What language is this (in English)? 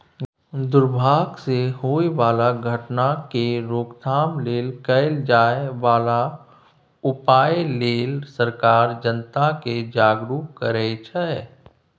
Maithili